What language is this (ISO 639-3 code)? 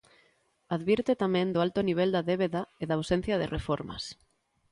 glg